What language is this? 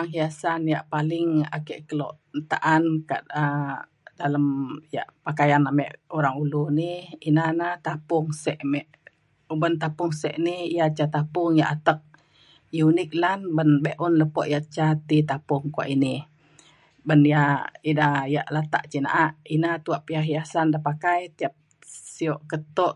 Mainstream Kenyah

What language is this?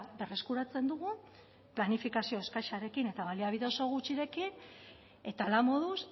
Basque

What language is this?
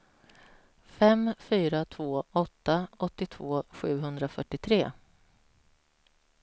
Swedish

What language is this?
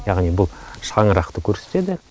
Kazakh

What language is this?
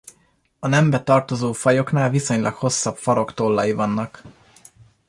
Hungarian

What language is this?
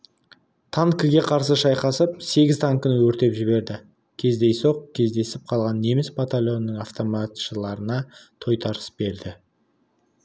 Kazakh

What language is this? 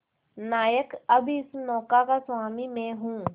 Hindi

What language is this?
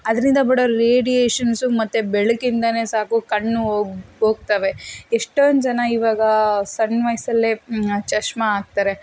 Kannada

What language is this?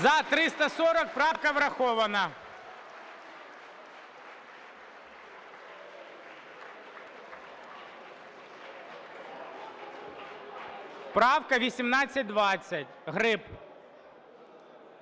Ukrainian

